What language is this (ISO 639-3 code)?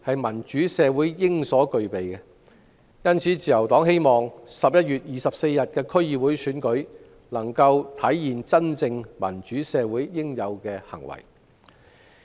yue